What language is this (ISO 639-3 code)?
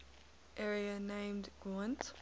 eng